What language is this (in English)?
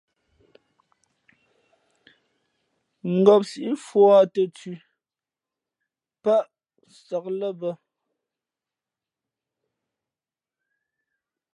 Fe'fe'